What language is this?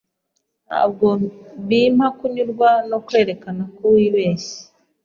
Kinyarwanda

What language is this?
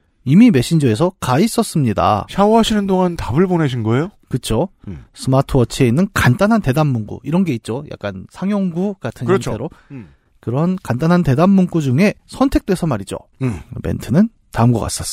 Korean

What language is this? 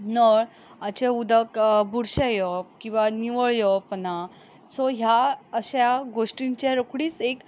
Konkani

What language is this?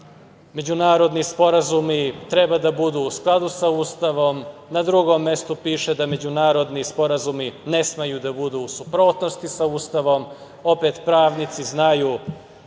Serbian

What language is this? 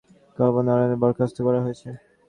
Bangla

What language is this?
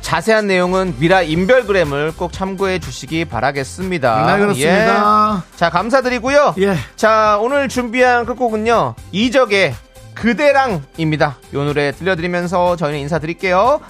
Korean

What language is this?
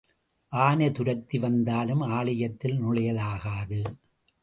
Tamil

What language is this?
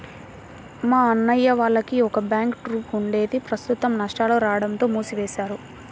Telugu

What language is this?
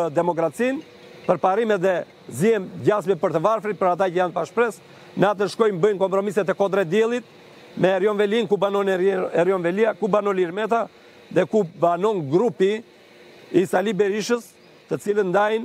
Romanian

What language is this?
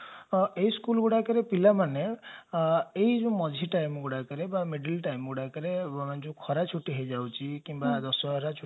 Odia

